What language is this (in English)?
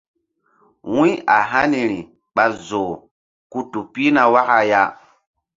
Mbum